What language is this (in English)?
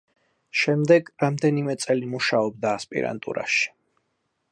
Georgian